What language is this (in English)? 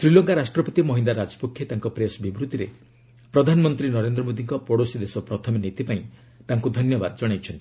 Odia